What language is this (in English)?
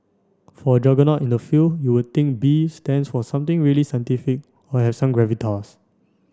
English